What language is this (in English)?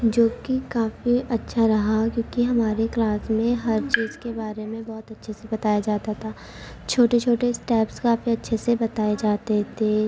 Urdu